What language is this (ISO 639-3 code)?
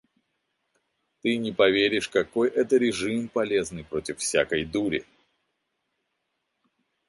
rus